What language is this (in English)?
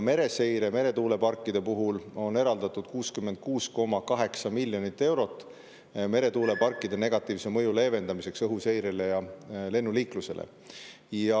Estonian